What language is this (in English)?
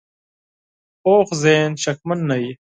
Pashto